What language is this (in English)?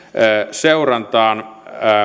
Finnish